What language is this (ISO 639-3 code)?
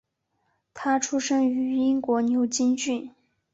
zho